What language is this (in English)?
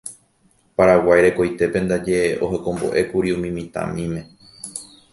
Guarani